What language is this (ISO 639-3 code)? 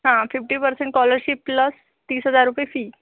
mar